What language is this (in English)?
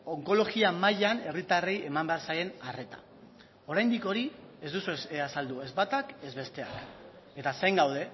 Basque